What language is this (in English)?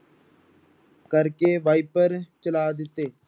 Punjabi